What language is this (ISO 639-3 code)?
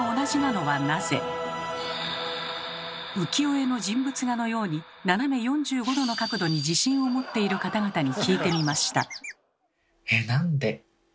jpn